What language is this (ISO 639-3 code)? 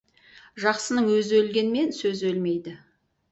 kaz